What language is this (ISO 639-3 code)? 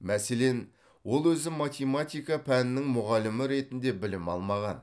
kaz